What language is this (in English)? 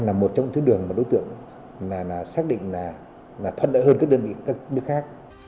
Vietnamese